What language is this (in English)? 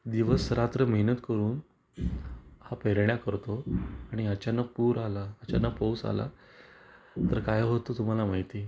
Marathi